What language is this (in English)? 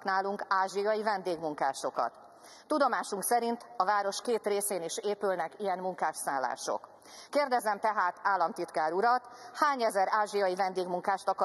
Hungarian